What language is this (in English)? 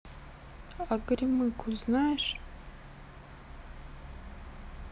Russian